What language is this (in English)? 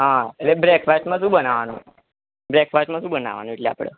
Gujarati